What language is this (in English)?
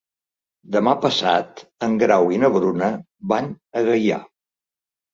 Catalan